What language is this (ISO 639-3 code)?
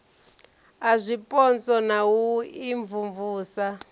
ven